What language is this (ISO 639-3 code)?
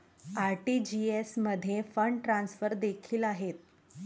mar